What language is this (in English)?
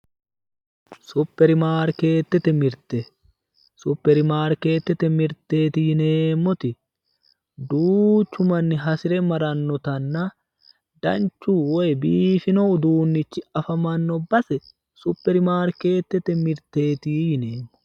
Sidamo